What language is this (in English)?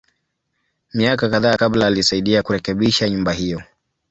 Swahili